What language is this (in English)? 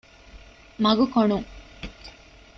Divehi